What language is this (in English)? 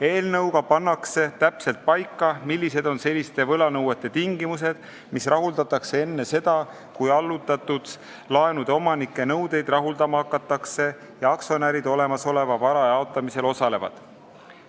Estonian